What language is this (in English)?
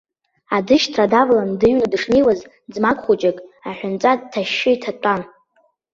Abkhazian